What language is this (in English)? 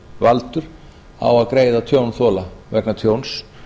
Icelandic